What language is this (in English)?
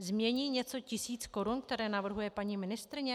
Czech